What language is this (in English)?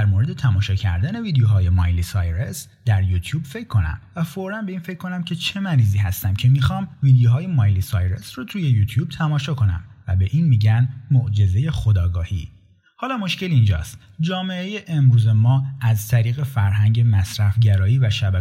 Persian